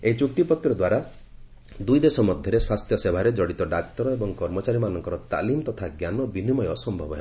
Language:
Odia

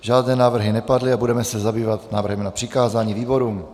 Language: Czech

